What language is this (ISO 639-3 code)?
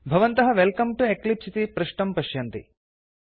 san